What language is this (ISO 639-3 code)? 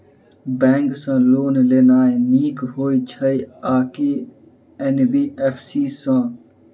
mai